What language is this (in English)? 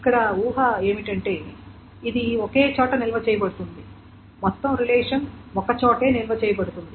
Telugu